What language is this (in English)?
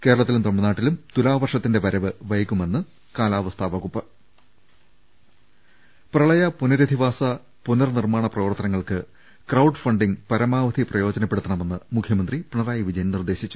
Malayalam